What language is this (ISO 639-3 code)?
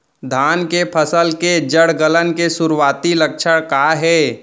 hne